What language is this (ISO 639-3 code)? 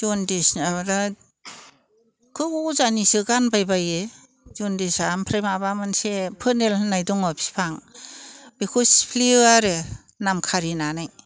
brx